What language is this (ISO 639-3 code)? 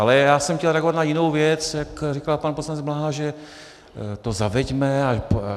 ces